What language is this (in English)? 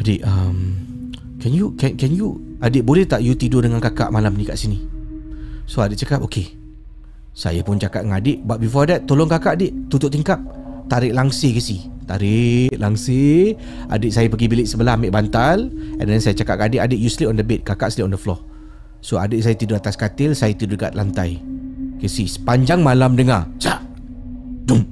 Malay